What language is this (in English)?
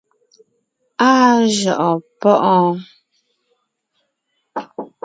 Ngiemboon